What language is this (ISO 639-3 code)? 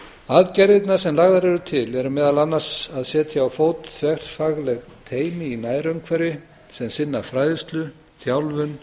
isl